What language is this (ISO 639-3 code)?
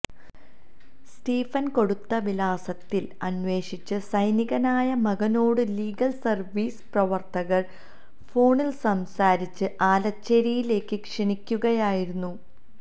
mal